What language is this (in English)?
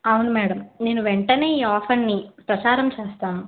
Telugu